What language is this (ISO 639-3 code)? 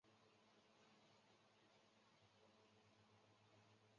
zho